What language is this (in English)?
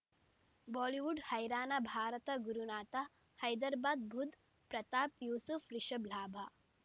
Kannada